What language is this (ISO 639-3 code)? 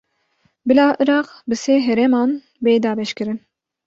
kur